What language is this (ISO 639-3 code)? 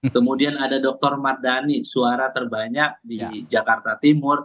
ind